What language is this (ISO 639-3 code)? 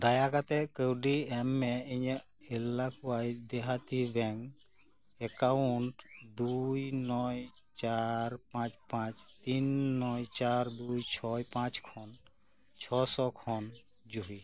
sat